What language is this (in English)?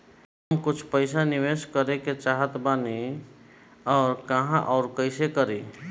Bhojpuri